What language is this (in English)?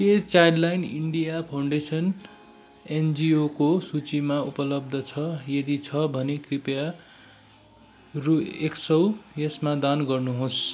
Nepali